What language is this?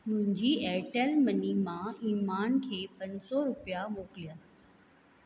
Sindhi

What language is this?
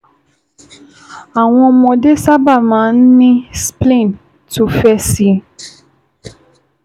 Yoruba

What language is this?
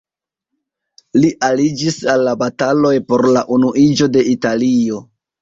Esperanto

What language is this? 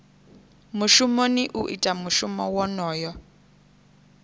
Venda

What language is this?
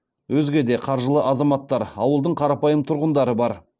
Kazakh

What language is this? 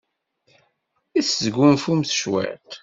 Kabyle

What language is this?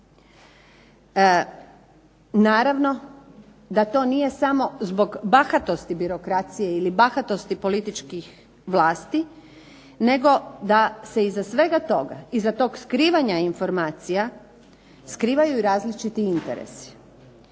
Croatian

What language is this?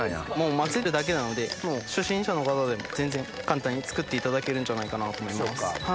Japanese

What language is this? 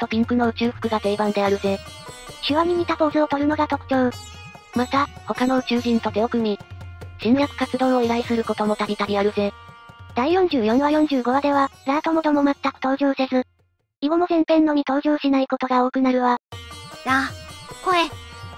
Japanese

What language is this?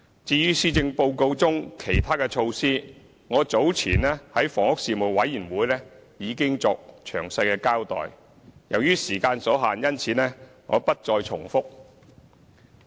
Cantonese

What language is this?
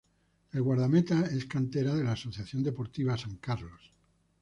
Spanish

